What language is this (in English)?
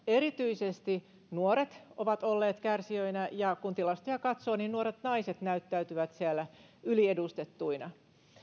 Finnish